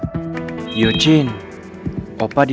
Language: Indonesian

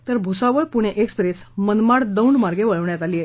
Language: Marathi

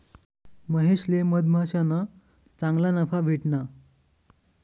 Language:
Marathi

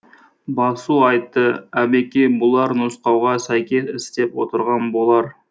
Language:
Kazakh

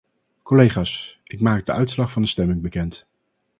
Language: Dutch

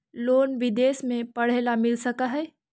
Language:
Magahi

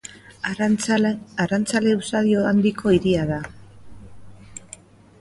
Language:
Basque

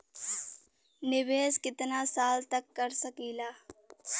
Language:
Bhojpuri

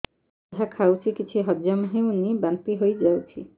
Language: Odia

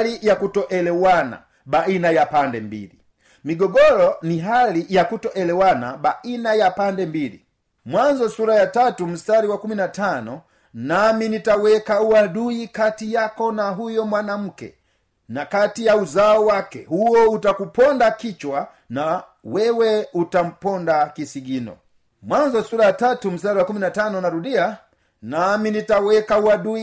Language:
Swahili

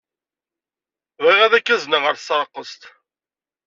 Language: Kabyle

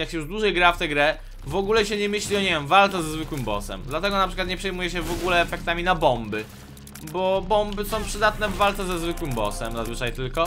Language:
Polish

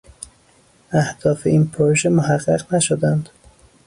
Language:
Persian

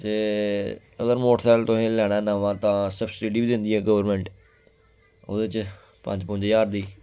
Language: Dogri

